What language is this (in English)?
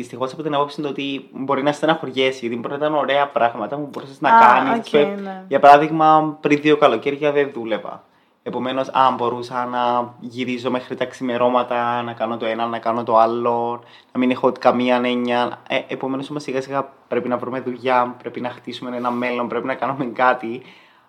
Greek